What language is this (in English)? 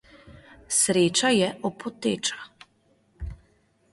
Slovenian